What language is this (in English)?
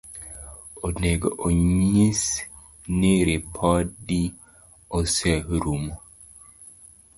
Luo (Kenya and Tanzania)